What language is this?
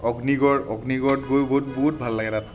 Assamese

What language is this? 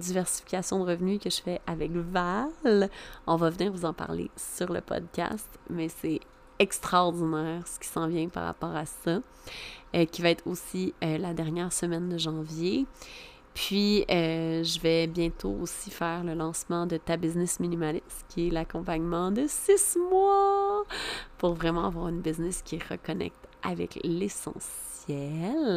French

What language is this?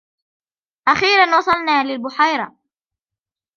Arabic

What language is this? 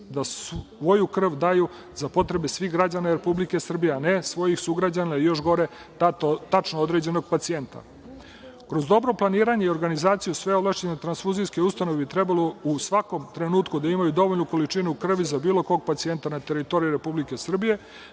Serbian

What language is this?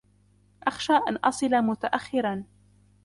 Arabic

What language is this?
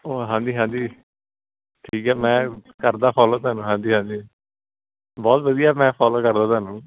Punjabi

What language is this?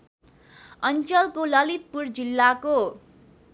Nepali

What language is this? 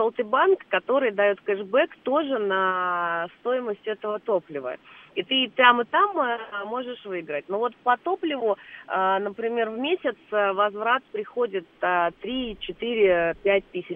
Russian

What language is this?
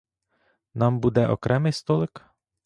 Ukrainian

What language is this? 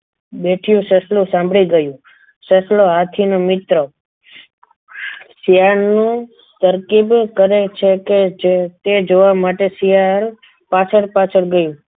Gujarati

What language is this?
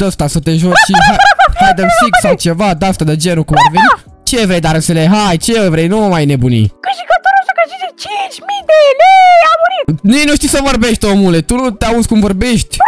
Romanian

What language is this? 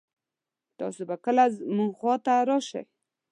Pashto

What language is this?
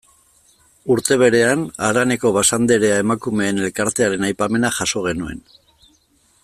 Basque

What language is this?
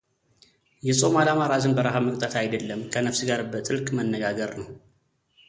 Amharic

